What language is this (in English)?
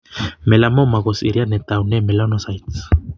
Kalenjin